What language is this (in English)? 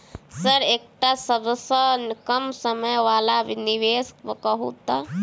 Maithili